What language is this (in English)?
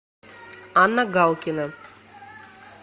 Russian